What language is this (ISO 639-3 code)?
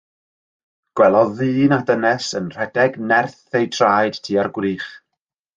cym